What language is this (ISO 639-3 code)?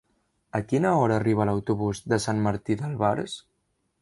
cat